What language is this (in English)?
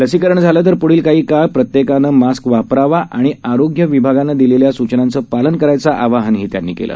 Marathi